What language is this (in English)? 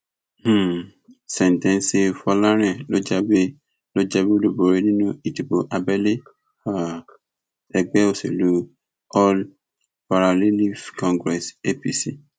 Yoruba